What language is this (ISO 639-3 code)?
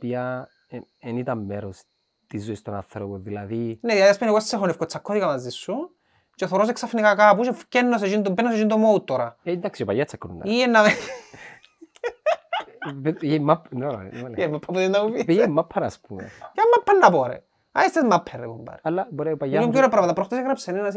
ell